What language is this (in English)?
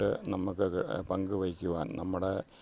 Malayalam